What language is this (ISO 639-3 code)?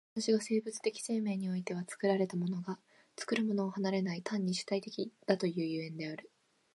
jpn